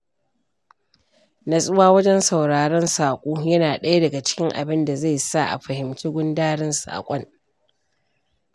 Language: Hausa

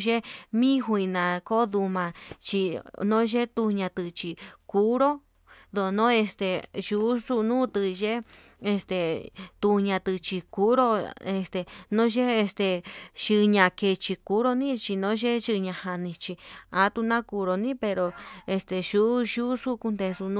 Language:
Yutanduchi Mixtec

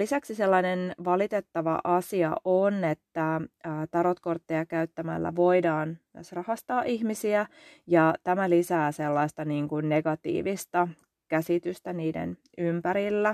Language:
Finnish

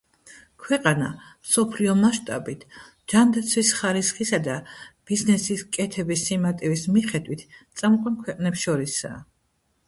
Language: Georgian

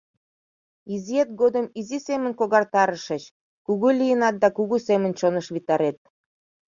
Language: Mari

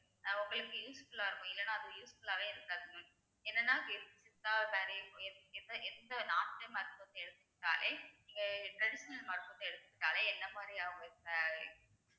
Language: Tamil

